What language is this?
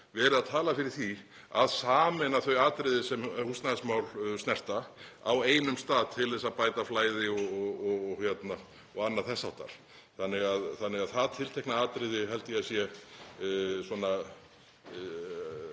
Icelandic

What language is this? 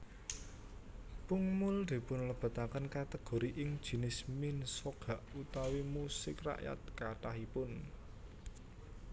Javanese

